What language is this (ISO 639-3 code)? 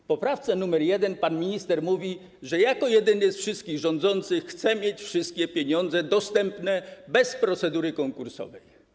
pol